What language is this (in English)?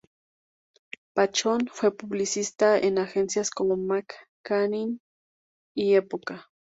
Spanish